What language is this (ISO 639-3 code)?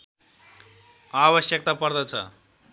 nep